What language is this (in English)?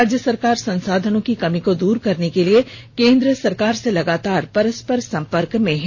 Hindi